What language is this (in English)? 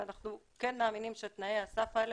Hebrew